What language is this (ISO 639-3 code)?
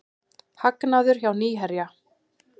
isl